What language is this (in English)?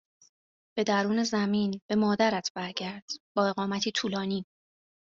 Persian